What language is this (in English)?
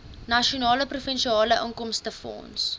Afrikaans